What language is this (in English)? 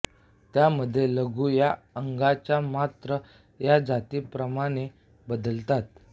Marathi